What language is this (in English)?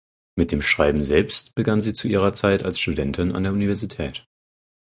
German